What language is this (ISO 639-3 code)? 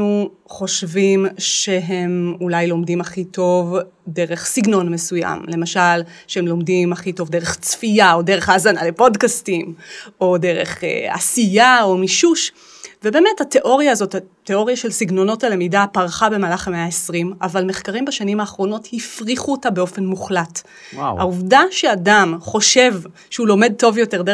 heb